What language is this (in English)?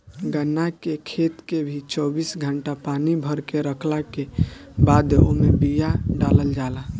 Bhojpuri